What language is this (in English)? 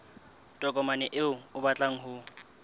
Southern Sotho